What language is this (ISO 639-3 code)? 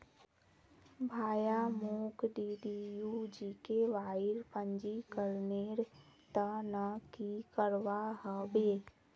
mag